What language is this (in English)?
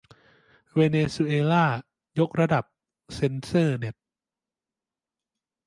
Thai